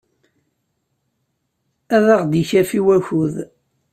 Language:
Kabyle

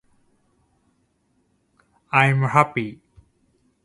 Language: Japanese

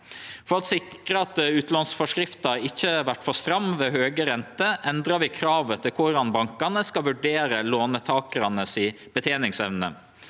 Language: Norwegian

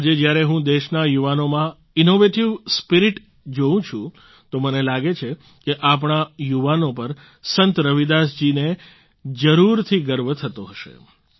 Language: Gujarati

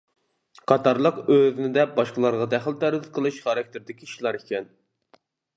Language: Uyghur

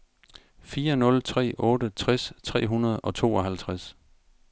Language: Danish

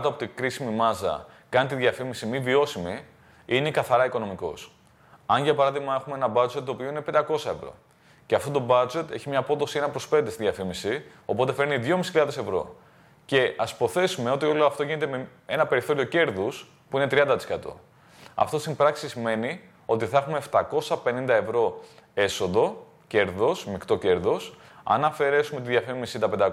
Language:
Greek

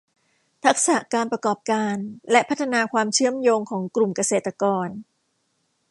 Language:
Thai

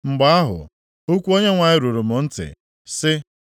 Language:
Igbo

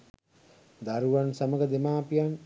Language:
Sinhala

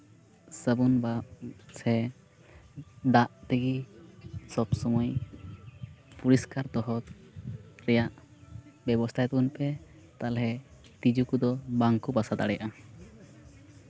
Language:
Santali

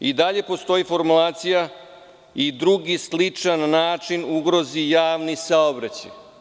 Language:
Serbian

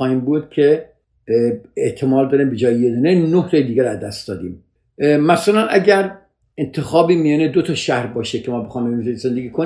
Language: Persian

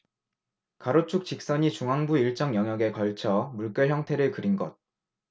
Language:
Korean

